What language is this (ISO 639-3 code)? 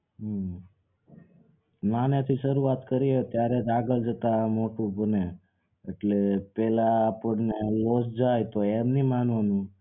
guj